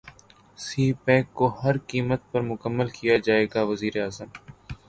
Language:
Urdu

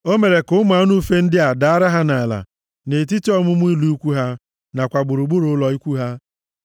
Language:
Igbo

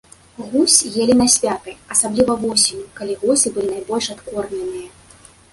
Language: Belarusian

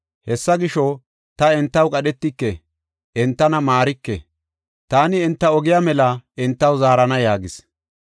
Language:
Gofa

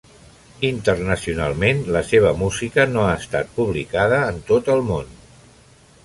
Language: Catalan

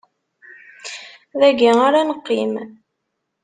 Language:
Kabyle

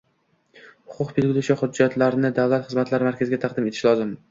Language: Uzbek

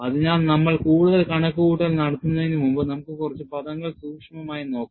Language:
Malayalam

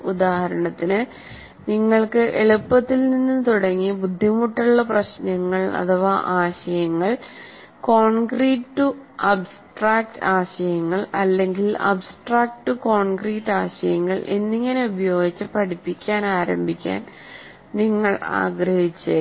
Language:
Malayalam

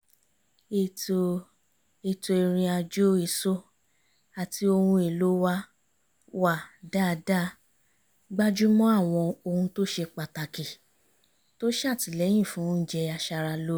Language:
Yoruba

